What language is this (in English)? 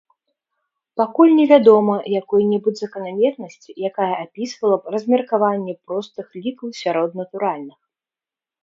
Belarusian